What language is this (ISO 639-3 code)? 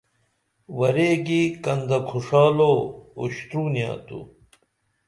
dml